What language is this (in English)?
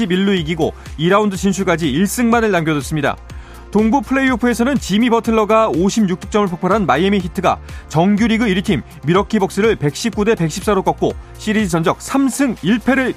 Korean